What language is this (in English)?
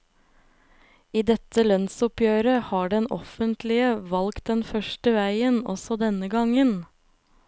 Norwegian